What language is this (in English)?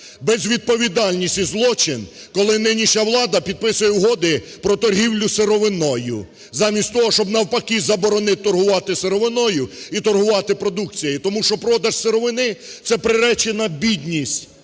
Ukrainian